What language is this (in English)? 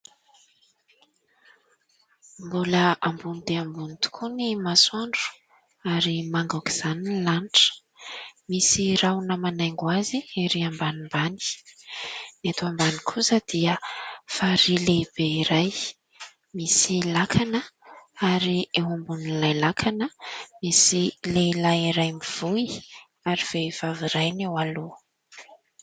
Malagasy